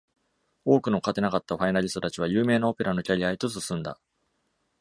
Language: Japanese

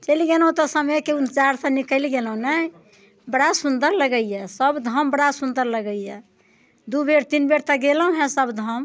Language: Maithili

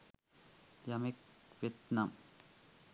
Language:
Sinhala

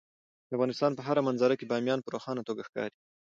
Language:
Pashto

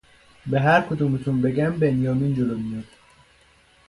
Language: Persian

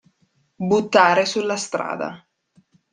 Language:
Italian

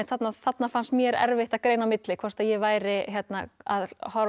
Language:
Icelandic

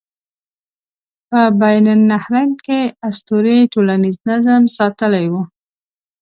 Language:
Pashto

